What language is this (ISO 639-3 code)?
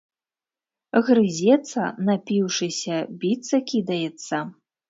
bel